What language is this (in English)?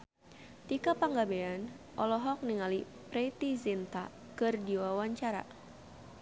Sundanese